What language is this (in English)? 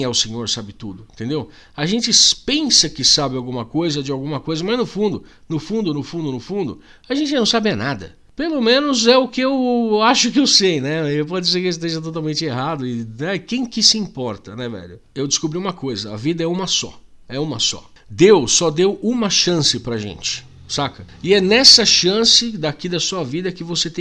Portuguese